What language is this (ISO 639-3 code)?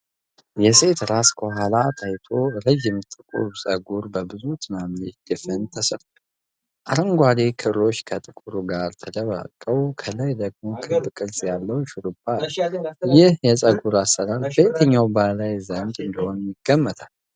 amh